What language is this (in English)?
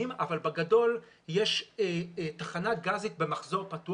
Hebrew